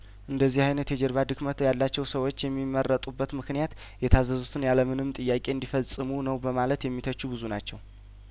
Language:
Amharic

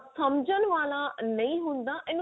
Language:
Punjabi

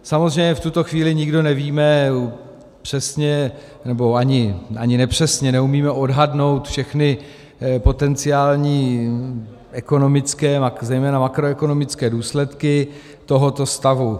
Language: Czech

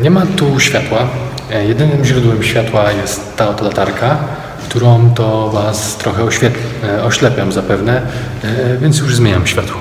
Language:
Polish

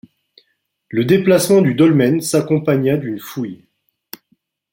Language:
French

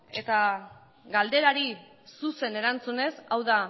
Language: Basque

